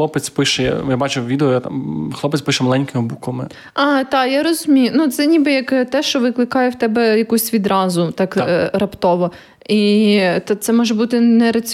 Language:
Ukrainian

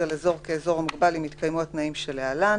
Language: Hebrew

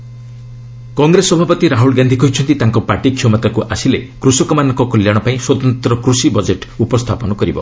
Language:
Odia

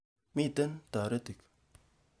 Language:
Kalenjin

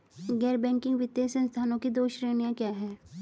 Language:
Hindi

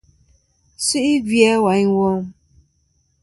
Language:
Kom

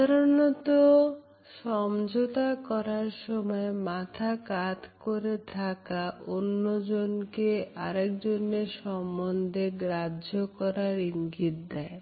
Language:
Bangla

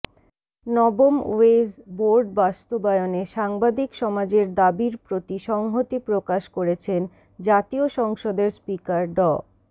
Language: Bangla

